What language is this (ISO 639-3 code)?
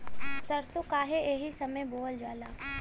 bho